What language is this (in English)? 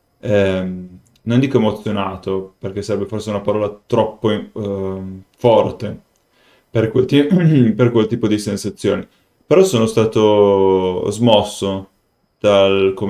Italian